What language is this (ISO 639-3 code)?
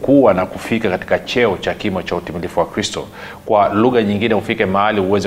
swa